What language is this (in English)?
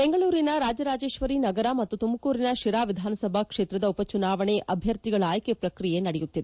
Kannada